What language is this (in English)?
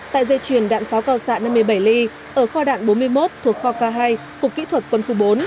Vietnamese